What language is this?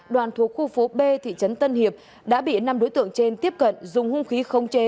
Vietnamese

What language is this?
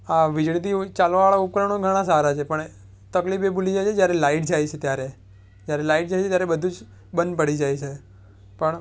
Gujarati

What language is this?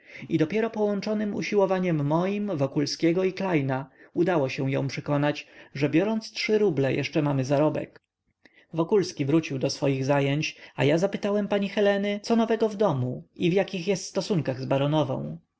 Polish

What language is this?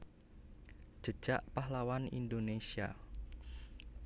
Javanese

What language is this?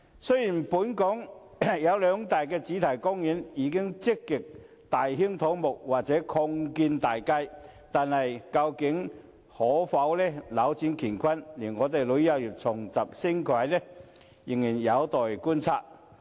Cantonese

